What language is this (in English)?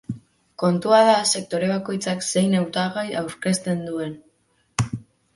Basque